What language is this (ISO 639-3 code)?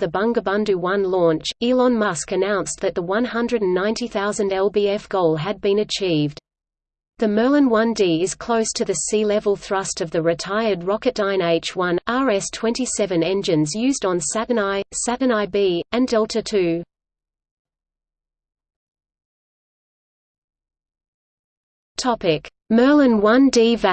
eng